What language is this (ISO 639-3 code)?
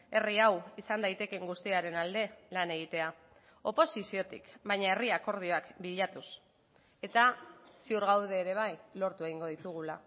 eus